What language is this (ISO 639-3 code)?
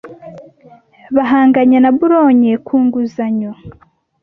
kin